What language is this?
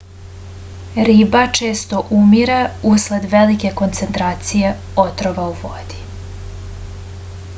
Serbian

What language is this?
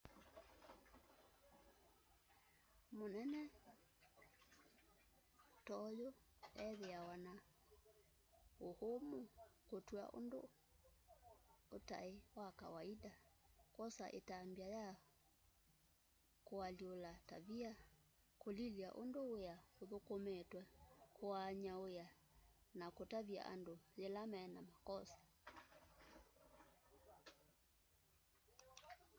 Kamba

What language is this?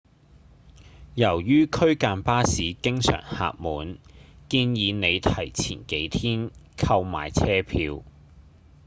Cantonese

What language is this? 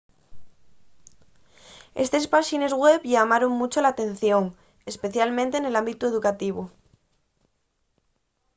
Asturian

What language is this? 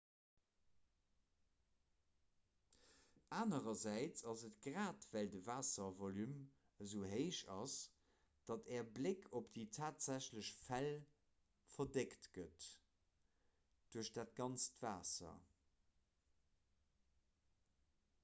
Luxembourgish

